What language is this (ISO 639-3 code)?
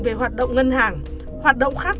vie